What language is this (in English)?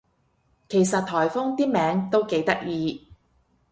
Cantonese